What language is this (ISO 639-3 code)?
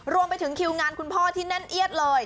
tha